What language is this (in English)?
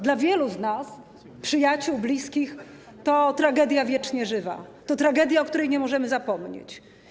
Polish